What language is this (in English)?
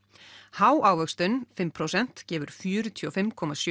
Icelandic